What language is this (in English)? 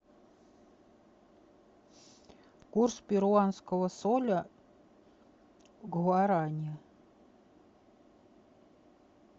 Russian